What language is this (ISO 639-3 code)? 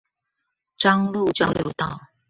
zho